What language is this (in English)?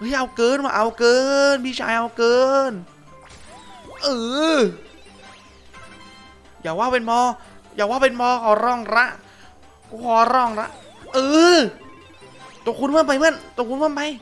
Thai